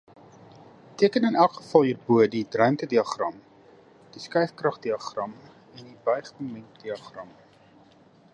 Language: Afrikaans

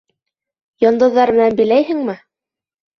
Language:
Bashkir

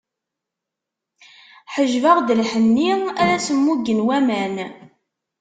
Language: Kabyle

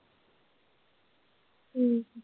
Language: Punjabi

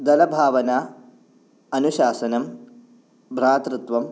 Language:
Sanskrit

